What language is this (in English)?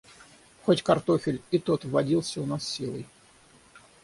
Russian